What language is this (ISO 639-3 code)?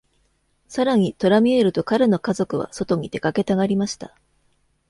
jpn